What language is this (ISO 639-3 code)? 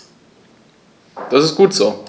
deu